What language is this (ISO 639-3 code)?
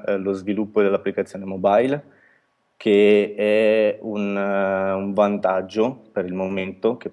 ita